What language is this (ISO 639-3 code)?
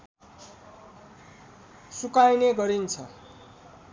nep